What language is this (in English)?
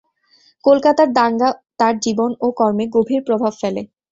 Bangla